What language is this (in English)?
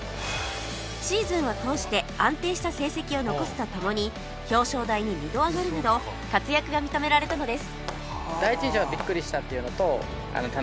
Japanese